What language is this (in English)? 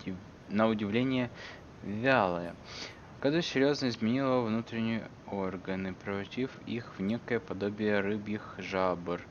Russian